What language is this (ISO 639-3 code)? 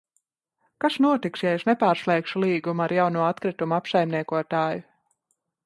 lav